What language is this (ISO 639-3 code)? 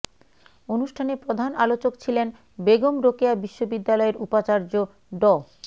ben